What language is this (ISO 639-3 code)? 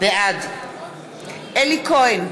heb